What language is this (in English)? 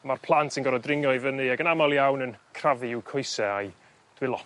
Welsh